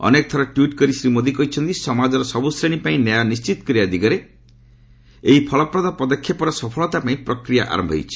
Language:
Odia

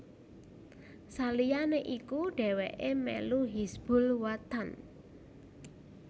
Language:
Javanese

